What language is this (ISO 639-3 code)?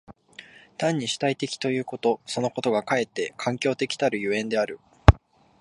jpn